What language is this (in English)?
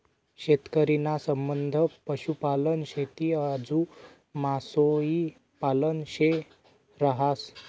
Marathi